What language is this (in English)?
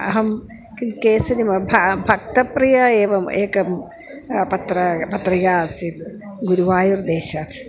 Sanskrit